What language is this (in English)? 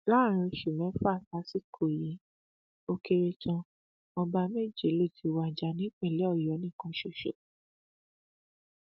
Yoruba